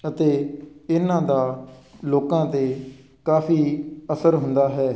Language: Punjabi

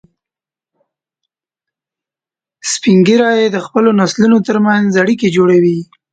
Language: Pashto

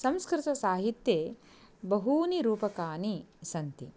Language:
Sanskrit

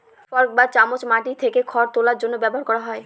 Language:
Bangla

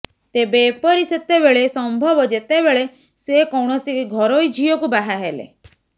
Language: Odia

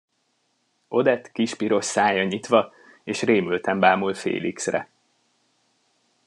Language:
Hungarian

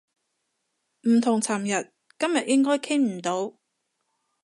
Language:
Cantonese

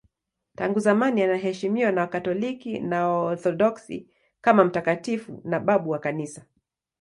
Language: Swahili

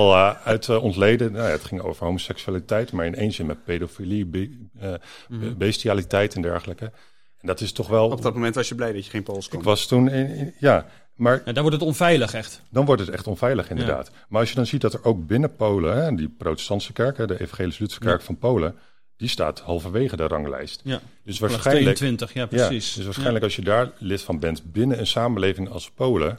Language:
Dutch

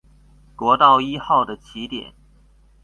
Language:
Chinese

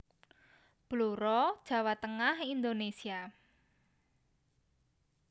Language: Javanese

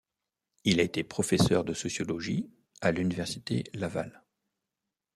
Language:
French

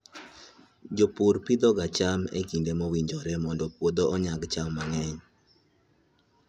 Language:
Luo (Kenya and Tanzania)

